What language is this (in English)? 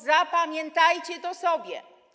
Polish